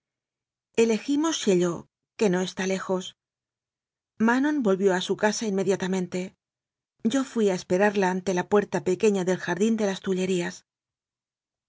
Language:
Spanish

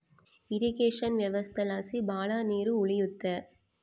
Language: Kannada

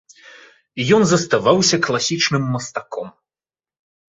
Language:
Belarusian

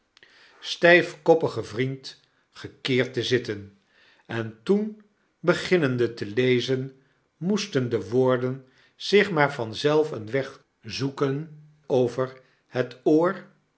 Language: Dutch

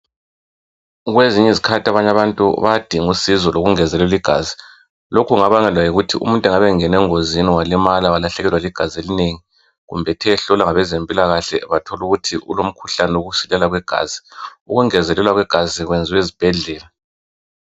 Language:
North Ndebele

